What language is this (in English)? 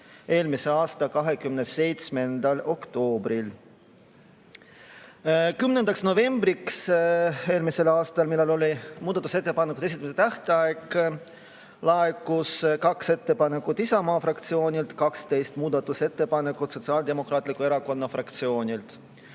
Estonian